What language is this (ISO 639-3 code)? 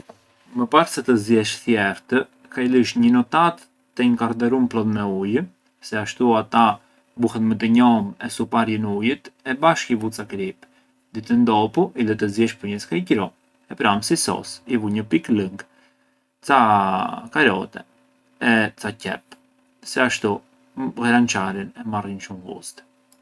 aae